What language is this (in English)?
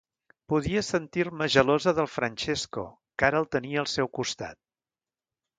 Catalan